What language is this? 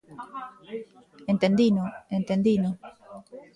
Galician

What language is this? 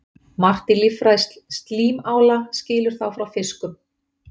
Icelandic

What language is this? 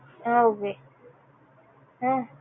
Tamil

